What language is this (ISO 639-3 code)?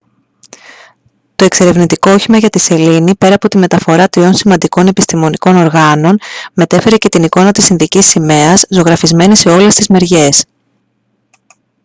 ell